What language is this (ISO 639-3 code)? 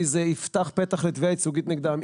heb